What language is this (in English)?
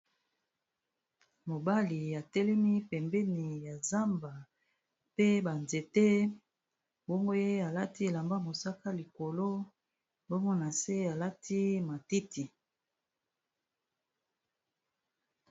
Lingala